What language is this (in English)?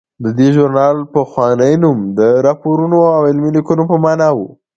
Pashto